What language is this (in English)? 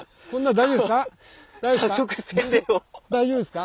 Japanese